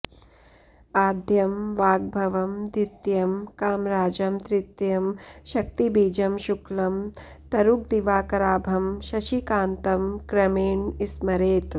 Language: Sanskrit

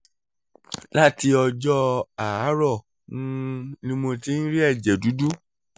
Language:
Yoruba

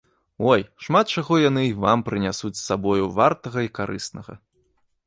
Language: Belarusian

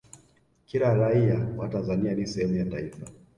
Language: Swahili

